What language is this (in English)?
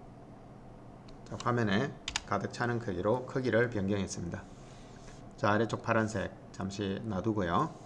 Korean